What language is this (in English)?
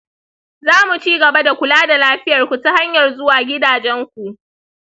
Hausa